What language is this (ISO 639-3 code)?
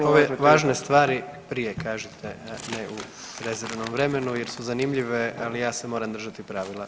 hrv